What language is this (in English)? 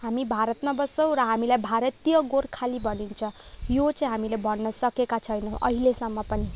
Nepali